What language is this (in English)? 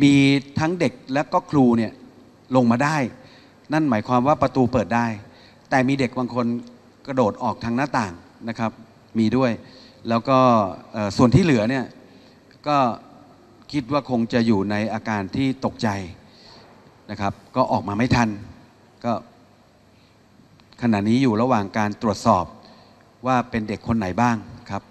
Thai